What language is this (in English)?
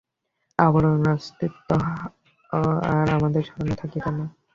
Bangla